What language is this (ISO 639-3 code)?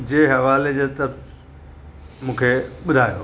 snd